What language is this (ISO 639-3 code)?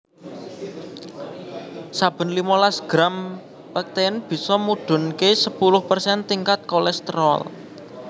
jav